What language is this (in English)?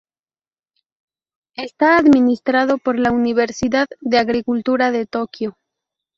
Spanish